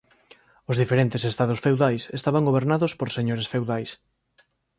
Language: Galician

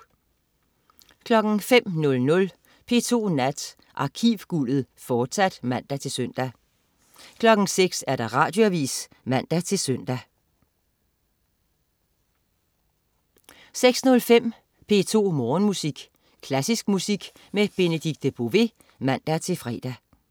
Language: Danish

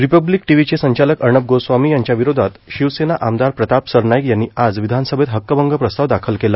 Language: Marathi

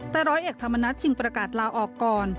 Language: Thai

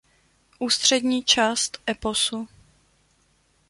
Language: Czech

